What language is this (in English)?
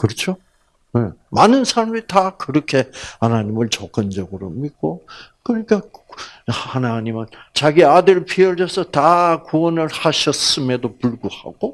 Korean